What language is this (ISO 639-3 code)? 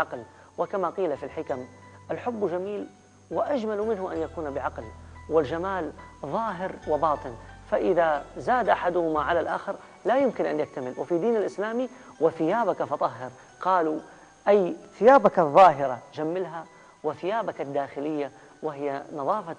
ara